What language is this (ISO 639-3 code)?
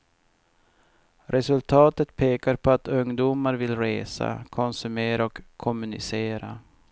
swe